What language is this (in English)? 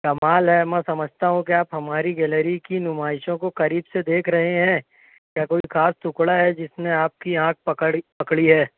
Urdu